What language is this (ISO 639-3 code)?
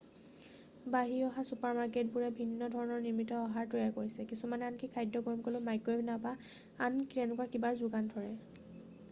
asm